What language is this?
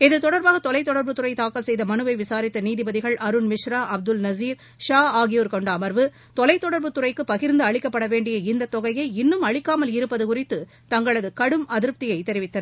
Tamil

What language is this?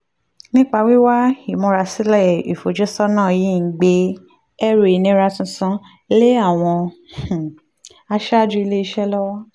Yoruba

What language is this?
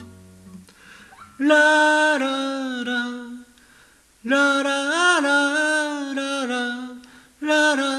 Japanese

